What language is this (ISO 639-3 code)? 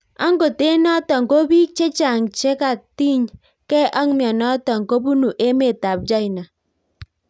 kln